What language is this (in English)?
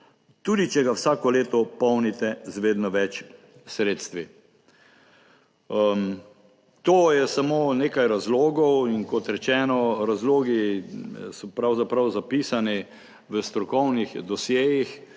Slovenian